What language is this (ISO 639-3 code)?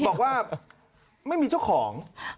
tha